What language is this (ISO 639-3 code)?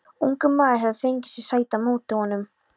isl